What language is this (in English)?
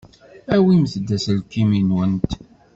Kabyle